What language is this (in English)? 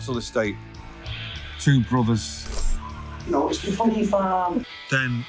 Thai